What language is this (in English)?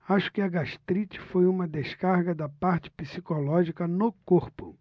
Portuguese